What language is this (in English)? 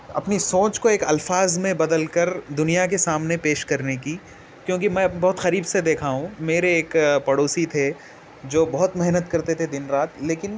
Urdu